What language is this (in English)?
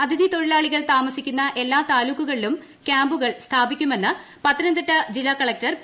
Malayalam